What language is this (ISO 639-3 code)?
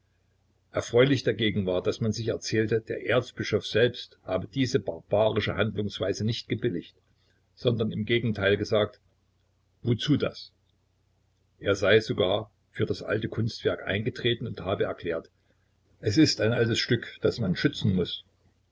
deu